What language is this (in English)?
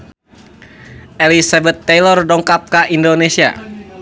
Sundanese